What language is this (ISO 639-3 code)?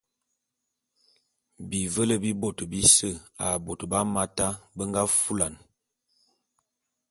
bum